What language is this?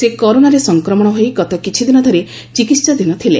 Odia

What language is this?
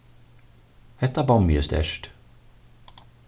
Faroese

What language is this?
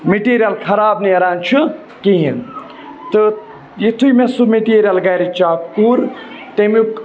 Kashmiri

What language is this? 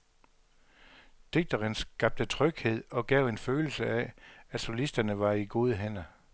Danish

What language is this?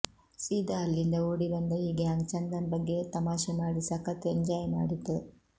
Kannada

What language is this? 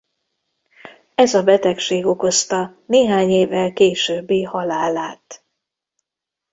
Hungarian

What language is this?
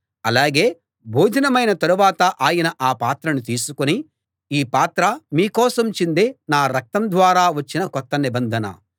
Telugu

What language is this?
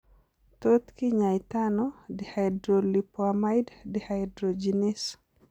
Kalenjin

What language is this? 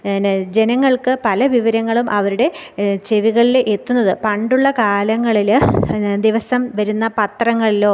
Malayalam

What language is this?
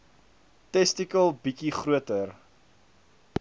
Afrikaans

